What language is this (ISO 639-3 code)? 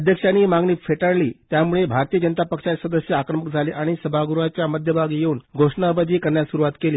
mar